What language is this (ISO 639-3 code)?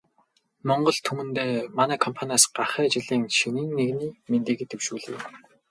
mon